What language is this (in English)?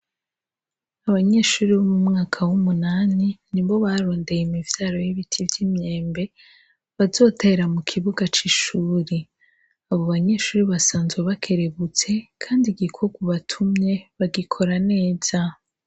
Rundi